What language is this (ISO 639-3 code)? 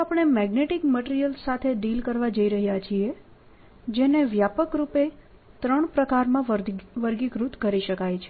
guj